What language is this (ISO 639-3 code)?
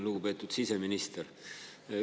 est